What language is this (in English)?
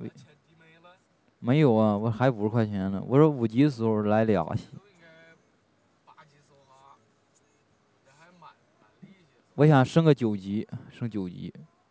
Chinese